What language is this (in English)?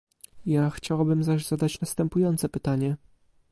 Polish